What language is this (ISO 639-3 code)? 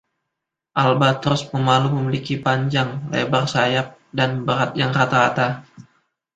ind